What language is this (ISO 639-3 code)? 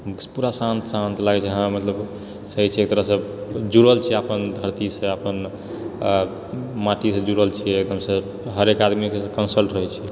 mai